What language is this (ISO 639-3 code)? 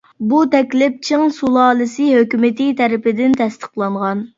uig